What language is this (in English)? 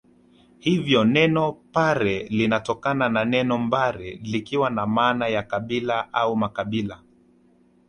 Swahili